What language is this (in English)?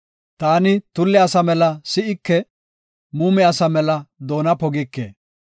Gofa